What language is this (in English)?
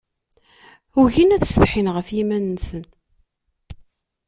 Kabyle